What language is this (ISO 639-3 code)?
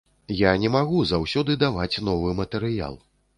bel